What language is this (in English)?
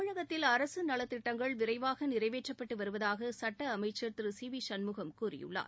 Tamil